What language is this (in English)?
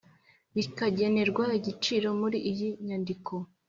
Kinyarwanda